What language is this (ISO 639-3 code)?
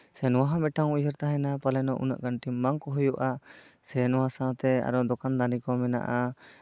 sat